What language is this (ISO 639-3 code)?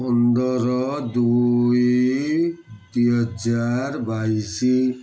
ori